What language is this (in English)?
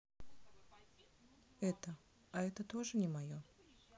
Russian